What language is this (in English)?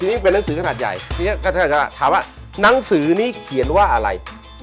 Thai